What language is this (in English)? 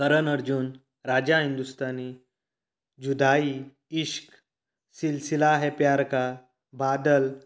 Konkani